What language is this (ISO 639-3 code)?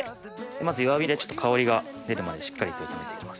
jpn